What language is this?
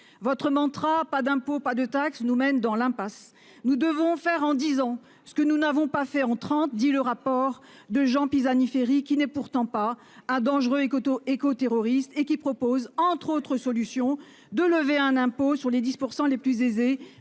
French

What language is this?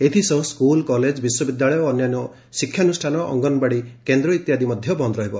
Odia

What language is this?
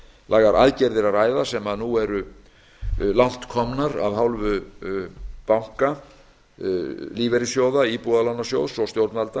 Icelandic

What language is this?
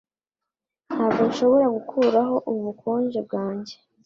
Kinyarwanda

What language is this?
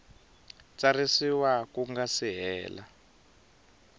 Tsonga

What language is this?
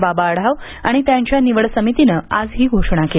Marathi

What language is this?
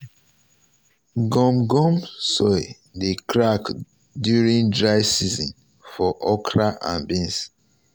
Nigerian Pidgin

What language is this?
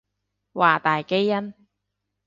Cantonese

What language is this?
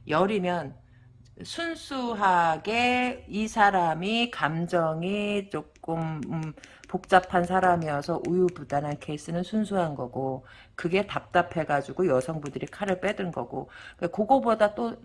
Korean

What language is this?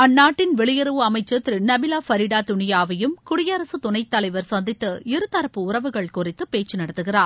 Tamil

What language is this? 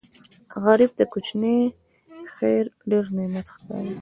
Pashto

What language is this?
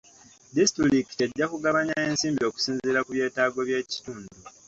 Ganda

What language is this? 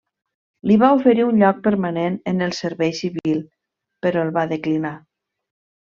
Catalan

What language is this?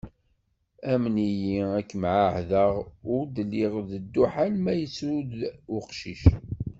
Kabyle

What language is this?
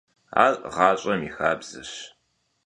Kabardian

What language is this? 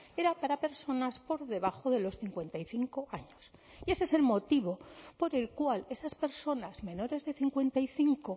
Spanish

